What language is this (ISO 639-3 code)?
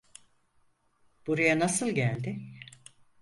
tur